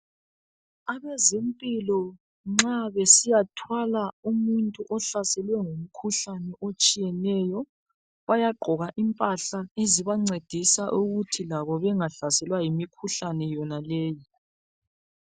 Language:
North Ndebele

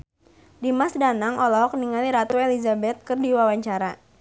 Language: Sundanese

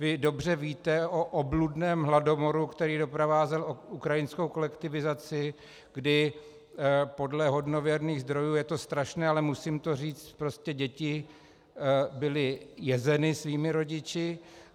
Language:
Czech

